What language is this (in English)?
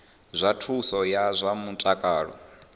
Venda